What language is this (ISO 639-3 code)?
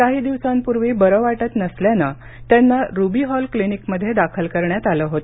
mar